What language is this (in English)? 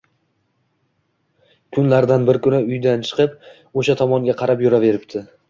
Uzbek